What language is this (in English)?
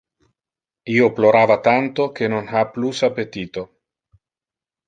Interlingua